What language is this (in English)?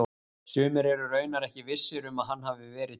Icelandic